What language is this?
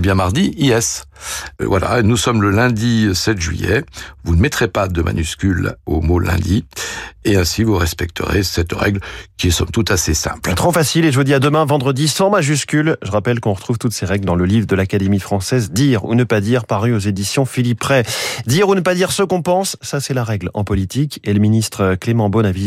French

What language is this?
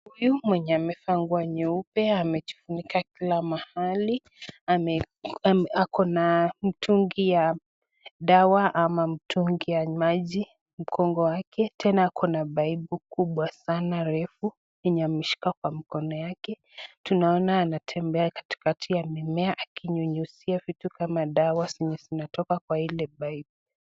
Swahili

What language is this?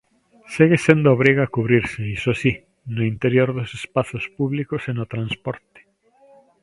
Galician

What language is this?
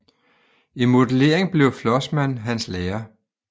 Danish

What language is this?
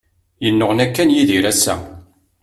Kabyle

